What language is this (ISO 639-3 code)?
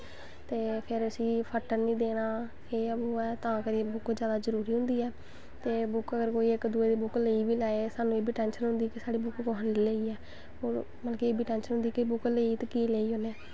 doi